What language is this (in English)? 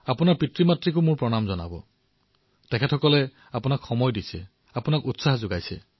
Assamese